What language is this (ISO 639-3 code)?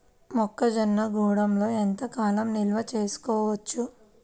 tel